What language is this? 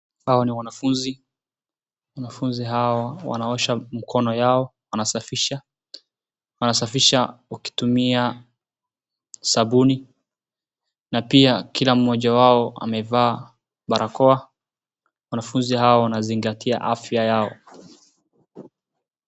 Swahili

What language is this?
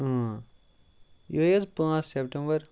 Kashmiri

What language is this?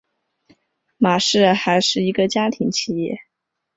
Chinese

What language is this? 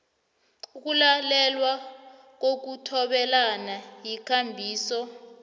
South Ndebele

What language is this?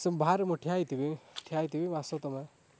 Odia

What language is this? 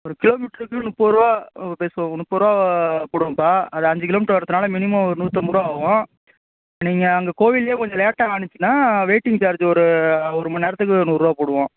Tamil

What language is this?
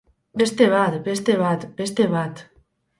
Basque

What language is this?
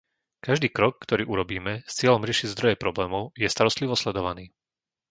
Slovak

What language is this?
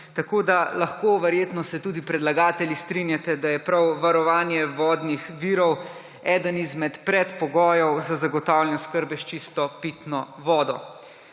Slovenian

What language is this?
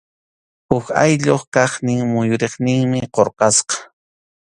Arequipa-La Unión Quechua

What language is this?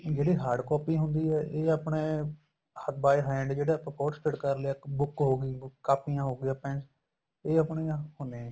Punjabi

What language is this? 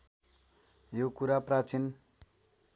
Nepali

